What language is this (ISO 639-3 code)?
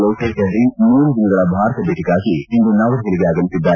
kan